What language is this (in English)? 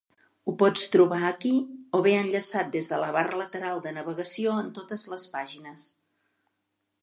Catalan